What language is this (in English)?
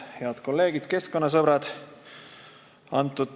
Estonian